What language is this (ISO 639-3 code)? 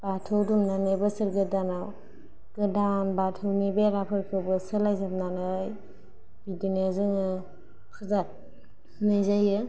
brx